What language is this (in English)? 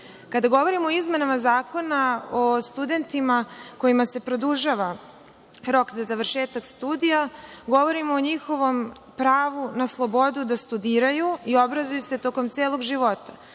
Serbian